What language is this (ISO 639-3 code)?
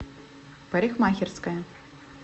rus